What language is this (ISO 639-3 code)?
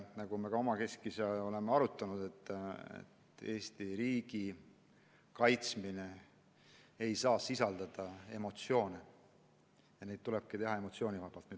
est